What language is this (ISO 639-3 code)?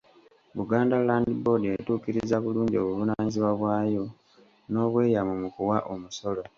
lug